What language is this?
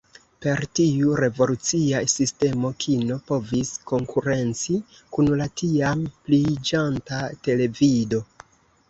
Esperanto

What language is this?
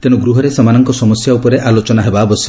Odia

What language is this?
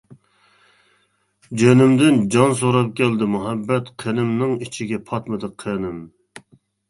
Uyghur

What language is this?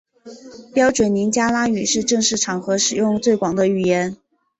Chinese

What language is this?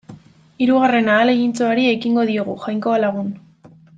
Basque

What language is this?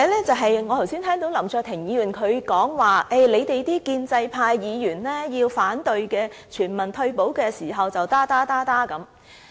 Cantonese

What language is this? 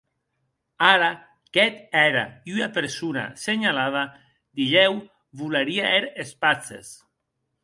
Occitan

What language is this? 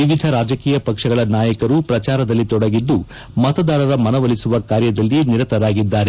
Kannada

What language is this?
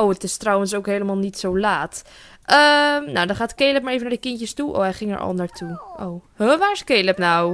Dutch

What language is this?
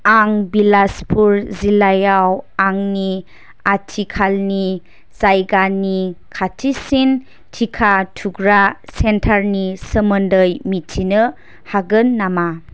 Bodo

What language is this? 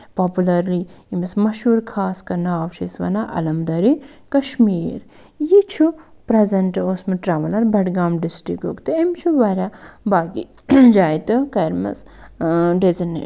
Kashmiri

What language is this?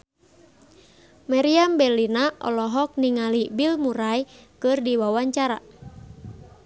Sundanese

